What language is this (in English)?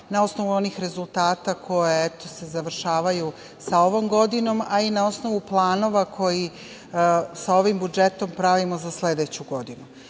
Serbian